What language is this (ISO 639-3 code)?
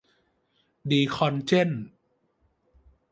tha